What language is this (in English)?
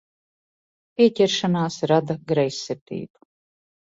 Latvian